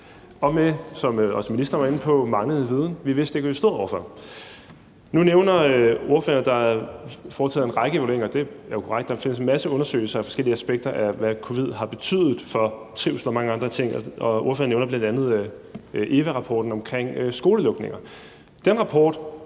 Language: Danish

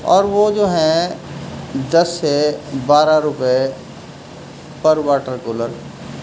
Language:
Urdu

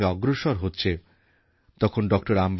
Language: Bangla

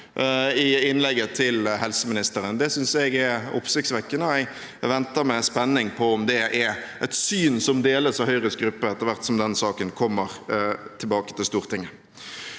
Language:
Norwegian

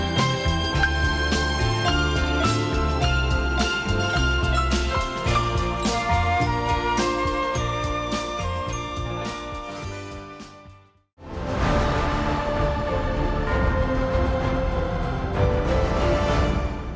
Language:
Vietnamese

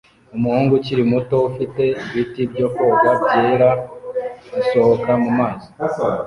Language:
Kinyarwanda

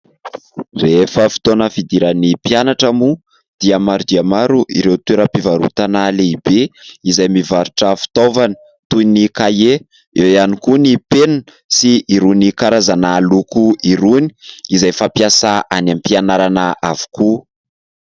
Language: Malagasy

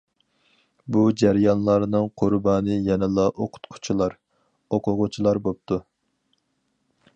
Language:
Uyghur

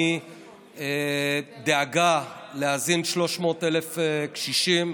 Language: Hebrew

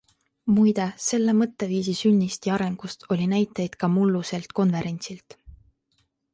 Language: Estonian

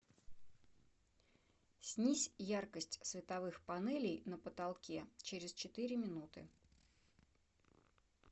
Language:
Russian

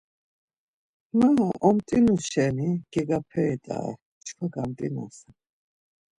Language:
Laz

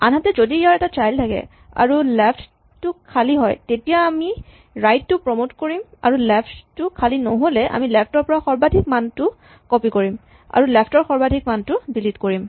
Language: Assamese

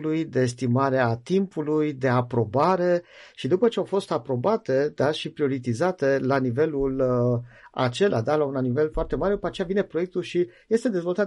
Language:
Romanian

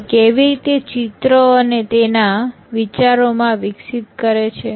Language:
Gujarati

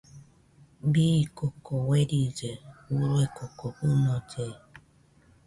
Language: Nüpode Huitoto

